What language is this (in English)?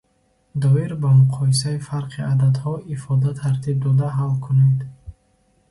Tajik